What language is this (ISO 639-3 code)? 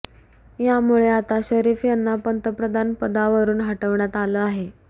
mar